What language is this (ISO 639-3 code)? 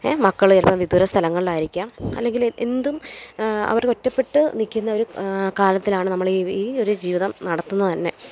mal